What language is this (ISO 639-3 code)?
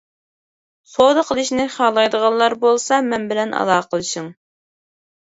uig